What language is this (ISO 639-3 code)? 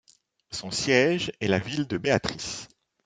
fra